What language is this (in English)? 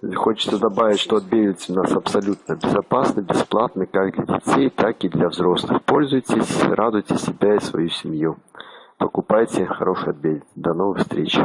Russian